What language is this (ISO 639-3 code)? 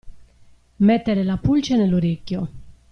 ita